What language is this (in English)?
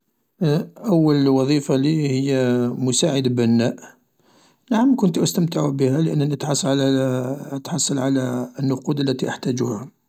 Algerian Arabic